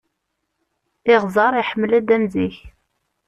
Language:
Kabyle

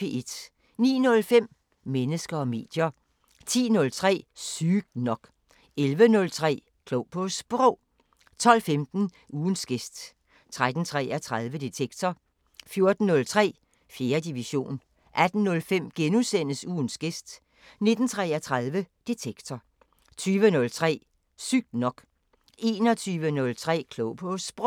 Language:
Danish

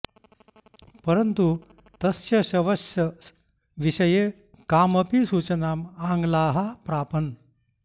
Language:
Sanskrit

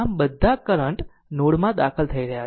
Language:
Gujarati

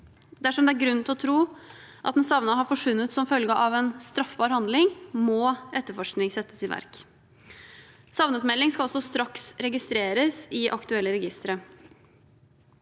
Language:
Norwegian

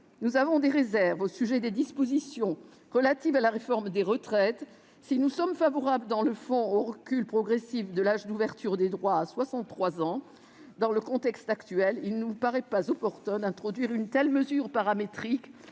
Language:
French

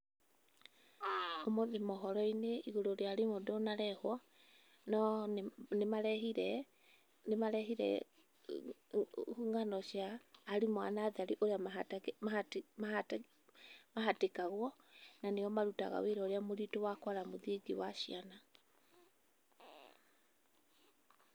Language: Kikuyu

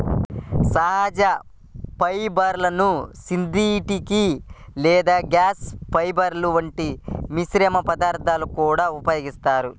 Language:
Telugu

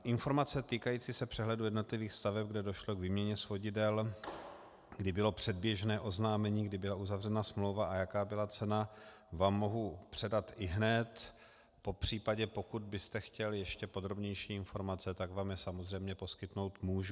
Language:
Czech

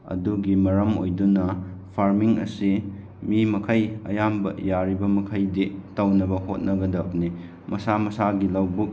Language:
Manipuri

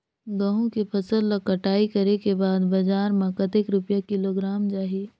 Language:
Chhattisgarhi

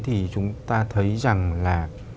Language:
Vietnamese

